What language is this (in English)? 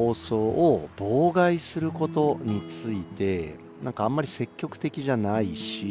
Japanese